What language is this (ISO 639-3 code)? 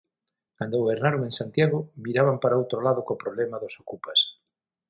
glg